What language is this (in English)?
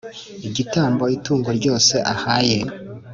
Kinyarwanda